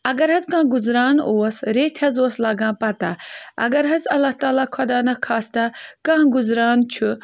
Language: Kashmiri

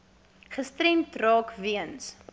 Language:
Afrikaans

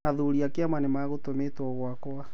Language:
Kikuyu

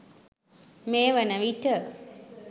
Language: Sinhala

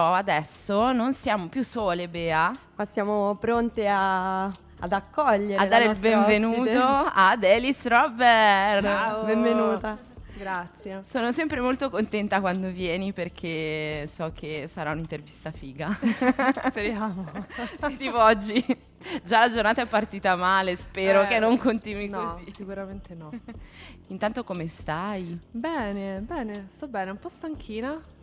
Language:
Italian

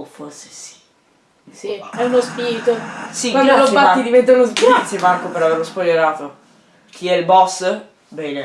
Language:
Italian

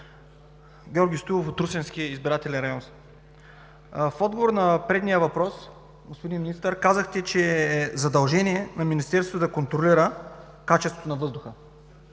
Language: Bulgarian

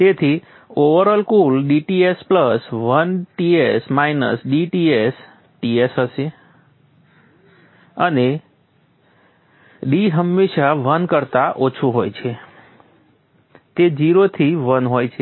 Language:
Gujarati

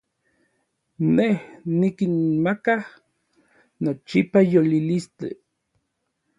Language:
Orizaba Nahuatl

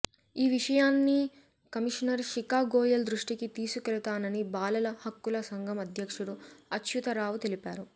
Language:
Telugu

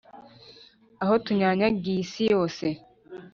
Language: Kinyarwanda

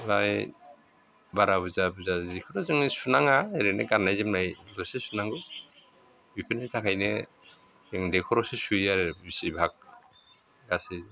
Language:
Bodo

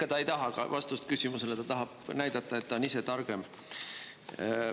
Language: Estonian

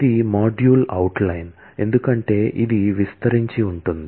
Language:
Telugu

